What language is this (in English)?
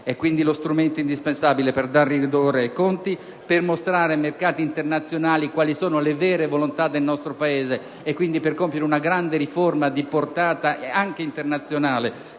Italian